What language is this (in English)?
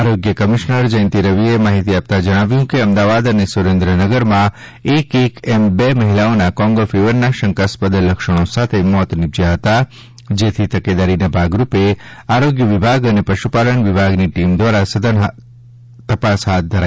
Gujarati